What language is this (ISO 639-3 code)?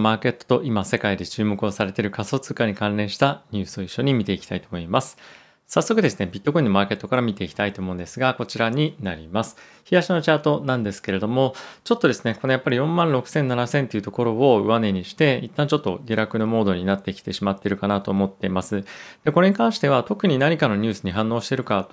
jpn